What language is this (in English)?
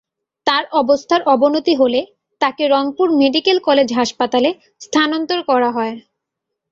Bangla